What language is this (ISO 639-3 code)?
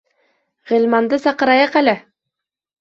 bak